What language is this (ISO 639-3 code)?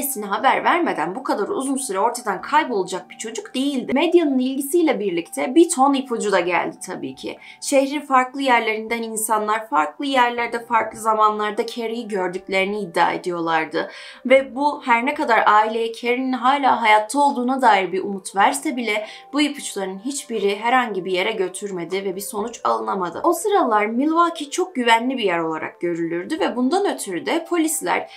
tur